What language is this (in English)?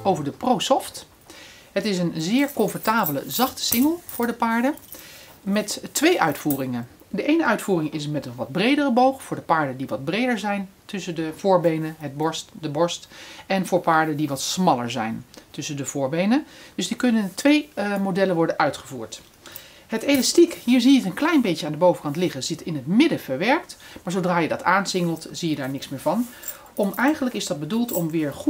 Dutch